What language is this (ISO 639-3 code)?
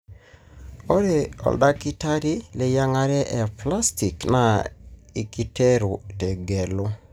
mas